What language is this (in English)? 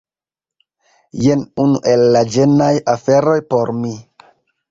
Esperanto